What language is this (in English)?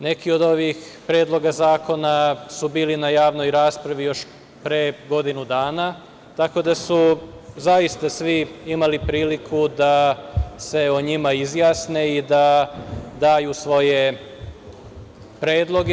Serbian